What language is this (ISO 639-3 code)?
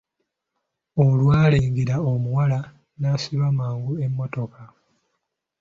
lug